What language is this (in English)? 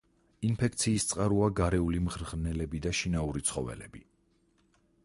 Georgian